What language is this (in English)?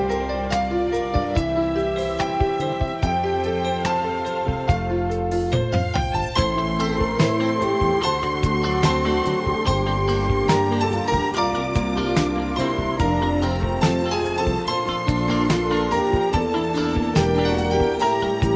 Vietnamese